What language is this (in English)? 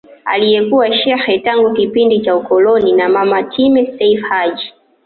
Swahili